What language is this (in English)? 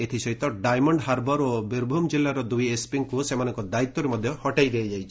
Odia